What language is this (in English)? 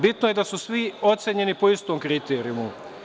Serbian